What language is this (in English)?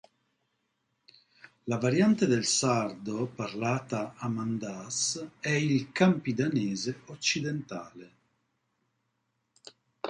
Italian